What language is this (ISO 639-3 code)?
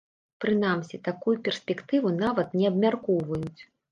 bel